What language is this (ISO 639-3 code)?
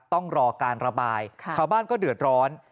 tha